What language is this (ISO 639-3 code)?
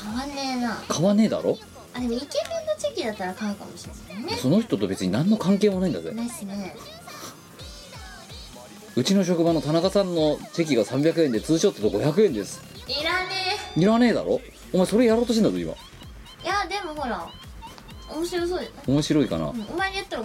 jpn